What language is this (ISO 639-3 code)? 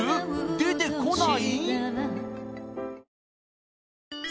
jpn